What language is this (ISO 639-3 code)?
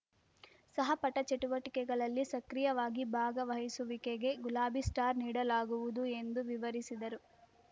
kan